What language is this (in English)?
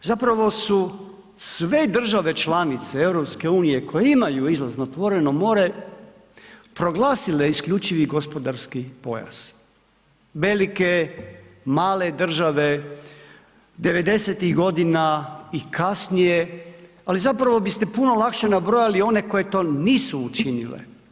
Croatian